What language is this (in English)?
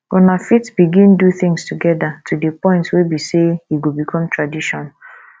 Nigerian Pidgin